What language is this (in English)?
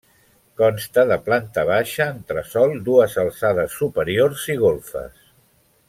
Catalan